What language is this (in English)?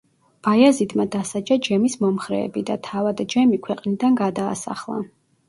Georgian